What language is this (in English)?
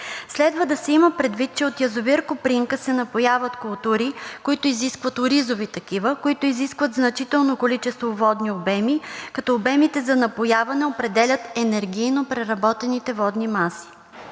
Bulgarian